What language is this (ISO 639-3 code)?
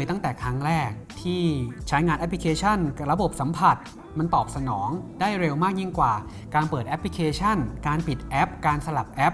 tha